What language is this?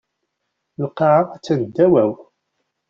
Kabyle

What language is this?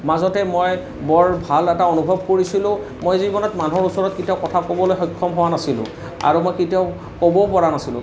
Assamese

